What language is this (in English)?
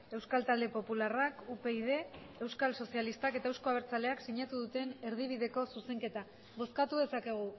Basque